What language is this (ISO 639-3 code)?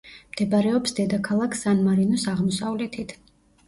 kat